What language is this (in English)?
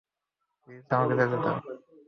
Bangla